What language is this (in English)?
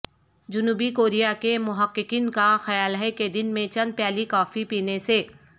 Urdu